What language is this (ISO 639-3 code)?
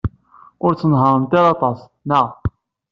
kab